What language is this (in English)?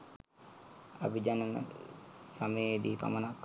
Sinhala